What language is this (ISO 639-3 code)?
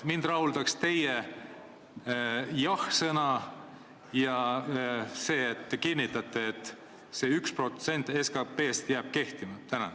est